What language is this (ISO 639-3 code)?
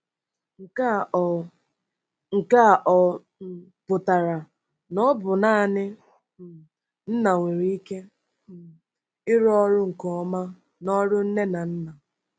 ibo